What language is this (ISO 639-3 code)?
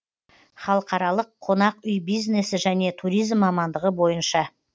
kaz